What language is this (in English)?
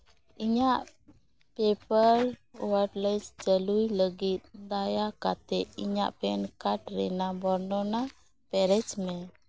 Santali